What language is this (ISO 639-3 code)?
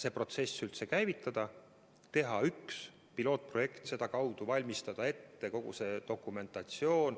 est